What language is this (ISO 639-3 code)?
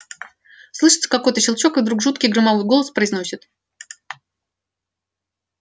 rus